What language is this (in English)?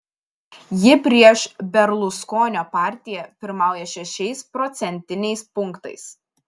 Lithuanian